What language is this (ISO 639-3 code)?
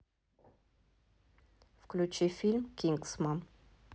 rus